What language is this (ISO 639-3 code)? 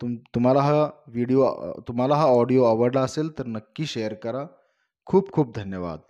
mar